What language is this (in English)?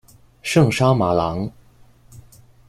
Chinese